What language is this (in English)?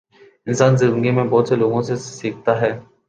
Urdu